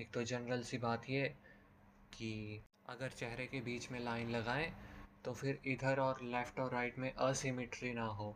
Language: Hindi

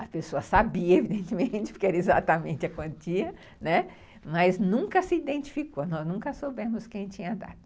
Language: Portuguese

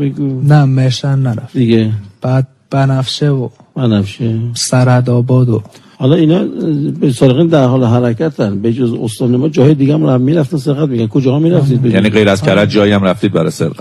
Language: Persian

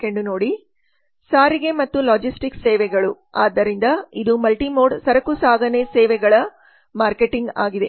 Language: Kannada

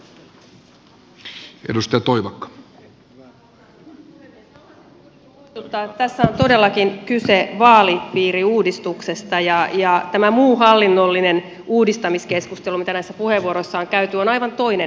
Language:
Finnish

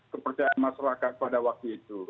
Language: Indonesian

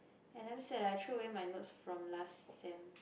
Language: English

